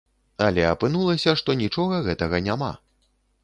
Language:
Belarusian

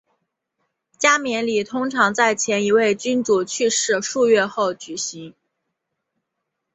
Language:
Chinese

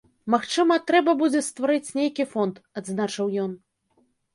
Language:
Belarusian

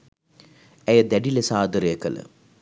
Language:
Sinhala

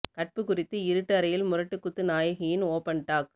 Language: Tamil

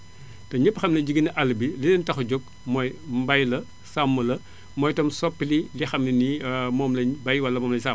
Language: Wolof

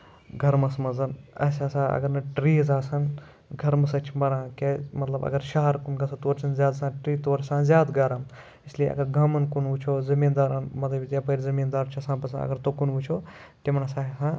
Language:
Kashmiri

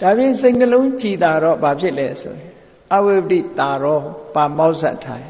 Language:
Vietnamese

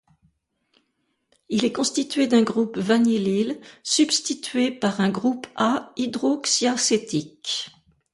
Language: French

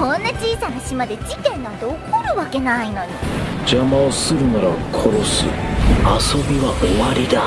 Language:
Japanese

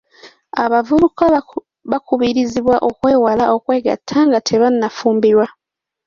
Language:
Ganda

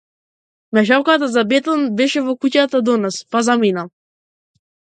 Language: Macedonian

